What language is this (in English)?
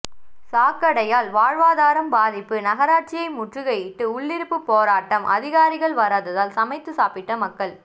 Tamil